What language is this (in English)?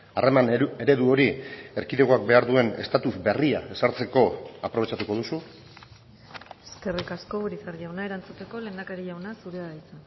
Basque